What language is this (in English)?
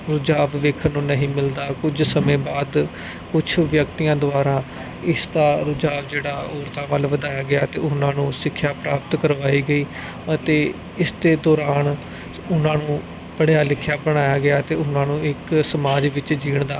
Punjabi